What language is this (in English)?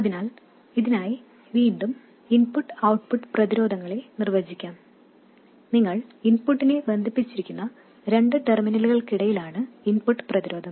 Malayalam